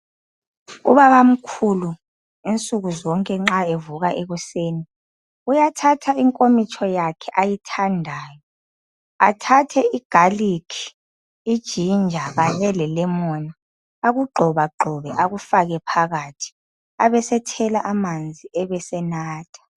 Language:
North Ndebele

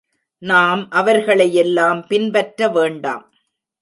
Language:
Tamil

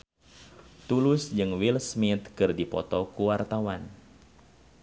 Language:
Sundanese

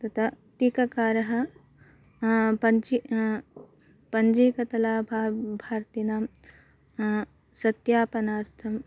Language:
Sanskrit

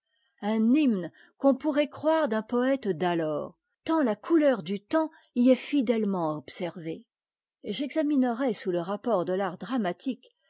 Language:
French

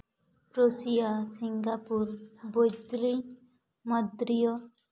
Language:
Santali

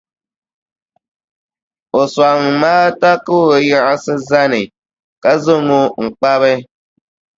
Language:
Dagbani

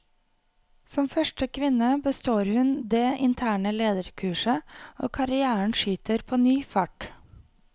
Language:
Norwegian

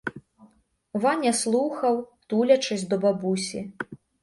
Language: Ukrainian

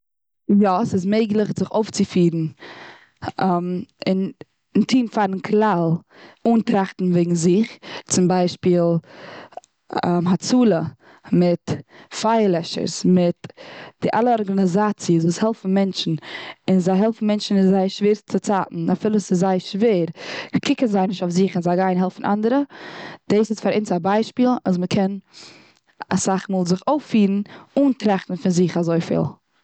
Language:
Yiddish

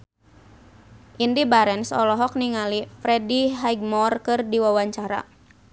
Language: Sundanese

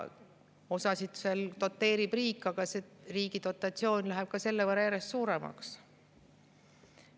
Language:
Estonian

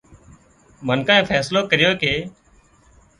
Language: Wadiyara Koli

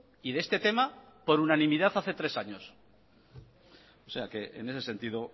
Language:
Spanish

